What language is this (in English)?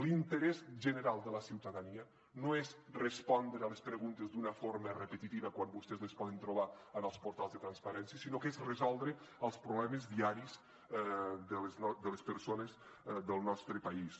Catalan